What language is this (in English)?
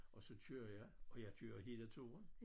Danish